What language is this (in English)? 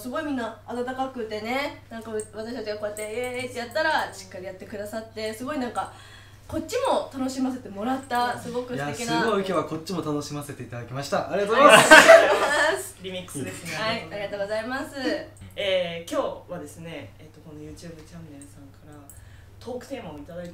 Japanese